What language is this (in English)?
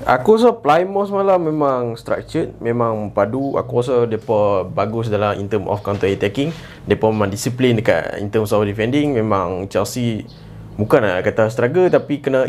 Malay